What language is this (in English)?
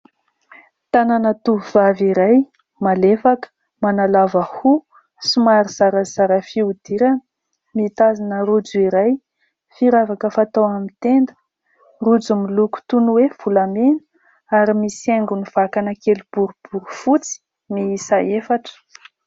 Malagasy